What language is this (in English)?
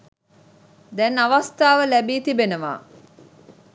Sinhala